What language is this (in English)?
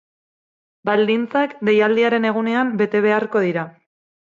Basque